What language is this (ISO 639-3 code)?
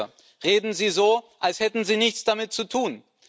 deu